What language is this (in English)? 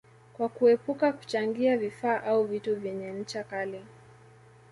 Swahili